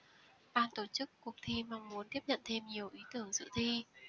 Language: Vietnamese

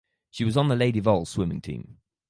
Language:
English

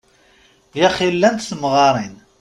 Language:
Kabyle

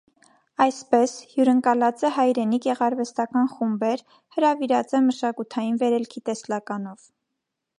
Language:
Armenian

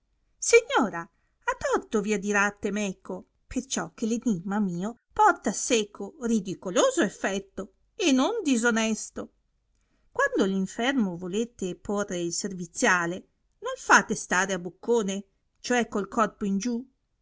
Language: Italian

